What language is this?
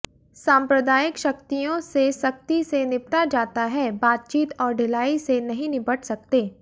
Hindi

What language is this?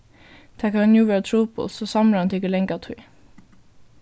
Faroese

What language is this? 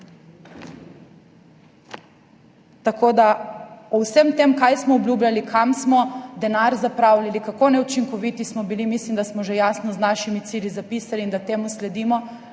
Slovenian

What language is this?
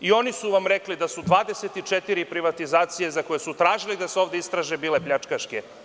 Serbian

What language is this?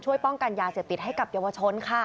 Thai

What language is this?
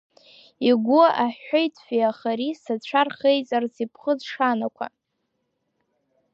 Abkhazian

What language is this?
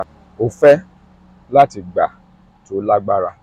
Yoruba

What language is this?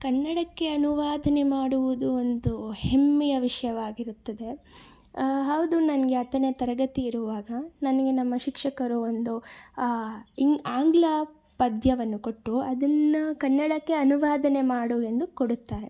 Kannada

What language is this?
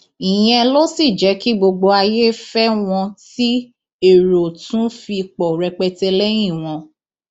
Yoruba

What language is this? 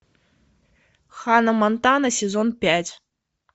Russian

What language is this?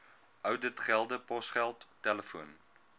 Afrikaans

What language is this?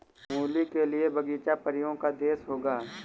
Hindi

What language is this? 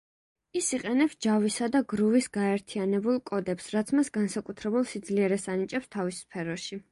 Georgian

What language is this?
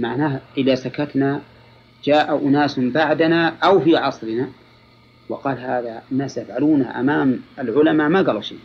Arabic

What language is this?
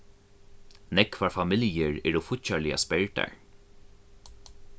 Faroese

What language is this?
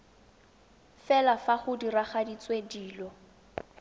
Tswana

